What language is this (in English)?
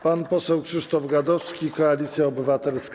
Polish